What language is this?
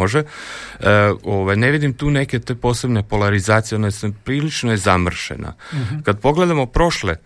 Croatian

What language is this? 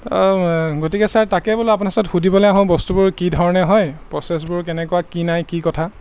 Assamese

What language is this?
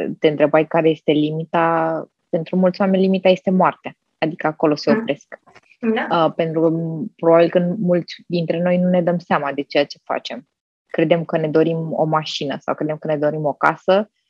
Romanian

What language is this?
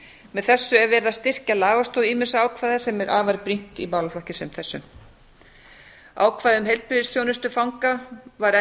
Icelandic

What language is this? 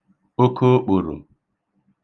Igbo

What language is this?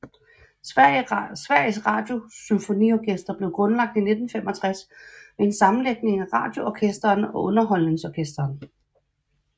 Danish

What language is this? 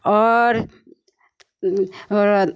Maithili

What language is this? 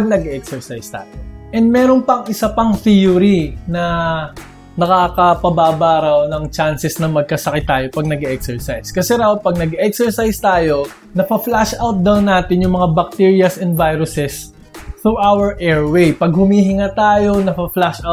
Filipino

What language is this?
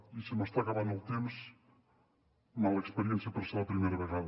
Catalan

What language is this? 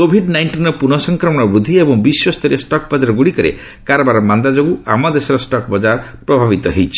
Odia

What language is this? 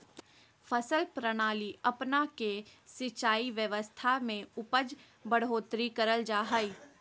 Magahi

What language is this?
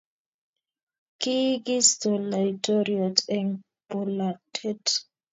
Kalenjin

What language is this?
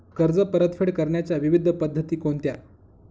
Marathi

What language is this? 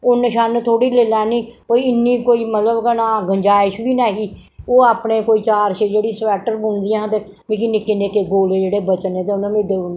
Dogri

